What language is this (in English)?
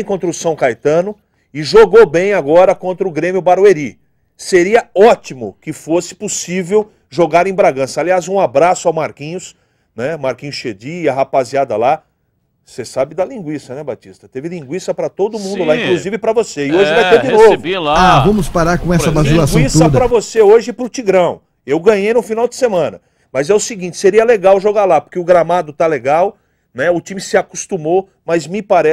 Portuguese